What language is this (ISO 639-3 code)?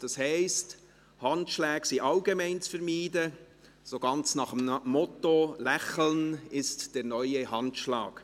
gsw